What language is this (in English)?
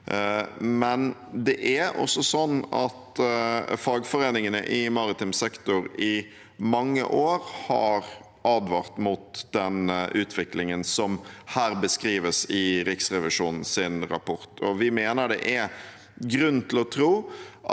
Norwegian